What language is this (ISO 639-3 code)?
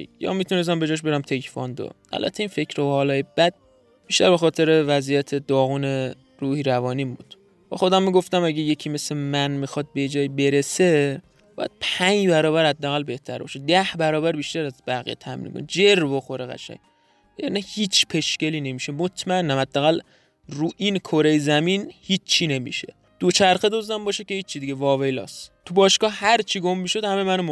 fas